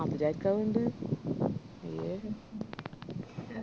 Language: Malayalam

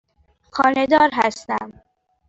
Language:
Persian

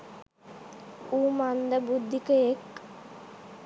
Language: Sinhala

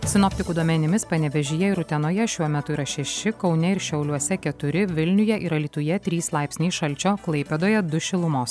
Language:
Lithuanian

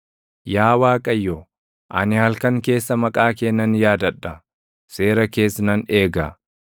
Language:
Oromo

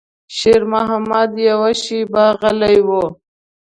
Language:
Pashto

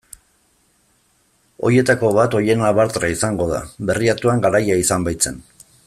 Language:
Basque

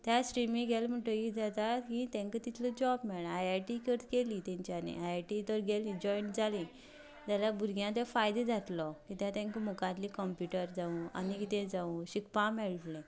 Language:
Konkani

